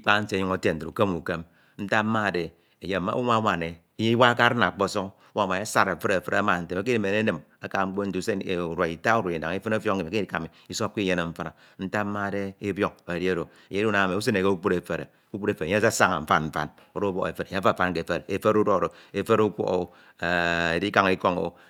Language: Ito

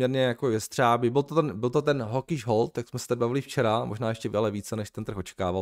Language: Czech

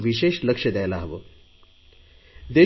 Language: Marathi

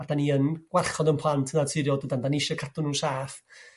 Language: Welsh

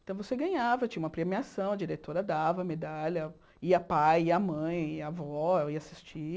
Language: Portuguese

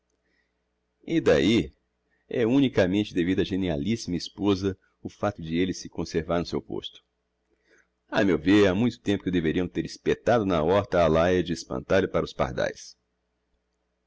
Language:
Portuguese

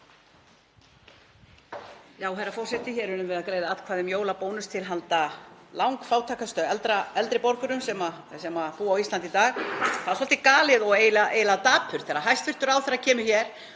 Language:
Icelandic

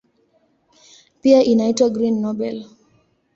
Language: Swahili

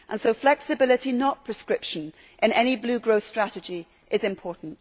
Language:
English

